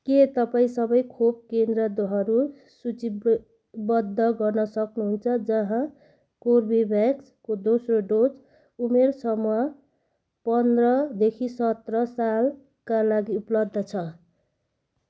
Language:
Nepali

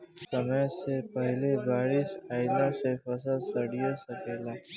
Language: Bhojpuri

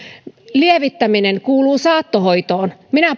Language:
Finnish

